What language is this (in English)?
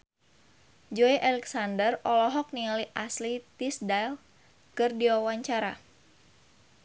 Sundanese